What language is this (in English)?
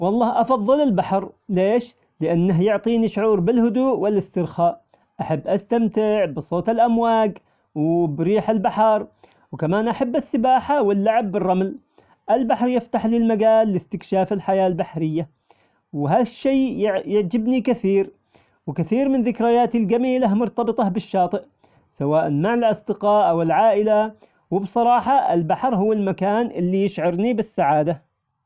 Omani Arabic